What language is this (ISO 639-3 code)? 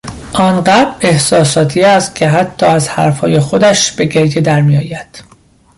fas